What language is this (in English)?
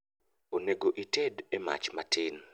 Luo (Kenya and Tanzania)